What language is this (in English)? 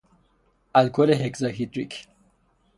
Persian